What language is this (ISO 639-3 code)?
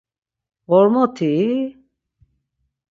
lzz